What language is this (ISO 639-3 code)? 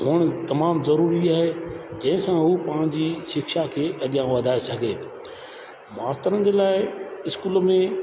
snd